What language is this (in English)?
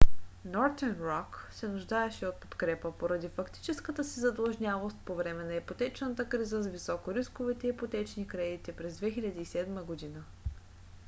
Bulgarian